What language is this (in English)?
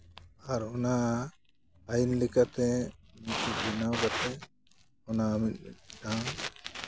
Santali